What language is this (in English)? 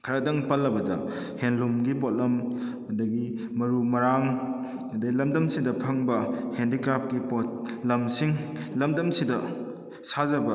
Manipuri